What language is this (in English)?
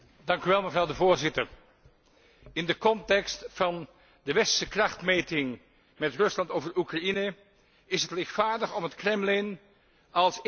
Dutch